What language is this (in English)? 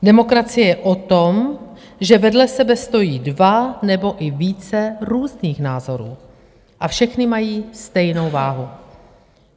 Czech